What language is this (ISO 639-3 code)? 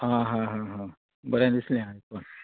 kok